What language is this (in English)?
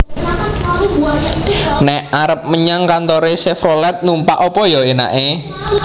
Javanese